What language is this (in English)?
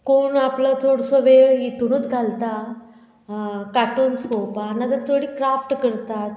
Konkani